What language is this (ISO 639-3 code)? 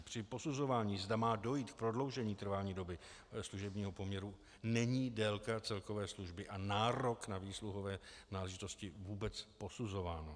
ces